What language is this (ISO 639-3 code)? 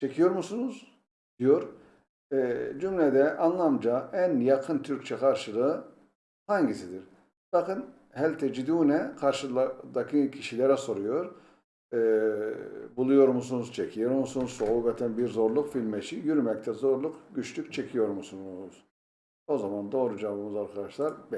tur